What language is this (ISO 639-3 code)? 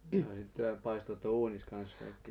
fin